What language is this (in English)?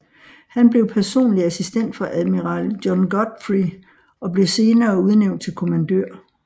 Danish